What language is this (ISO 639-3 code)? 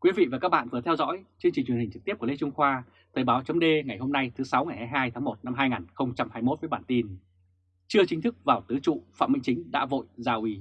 vie